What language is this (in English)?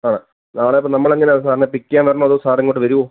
Malayalam